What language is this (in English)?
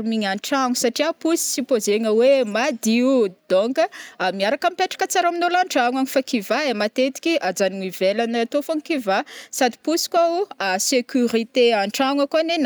Northern Betsimisaraka Malagasy